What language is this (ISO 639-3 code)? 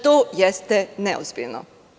srp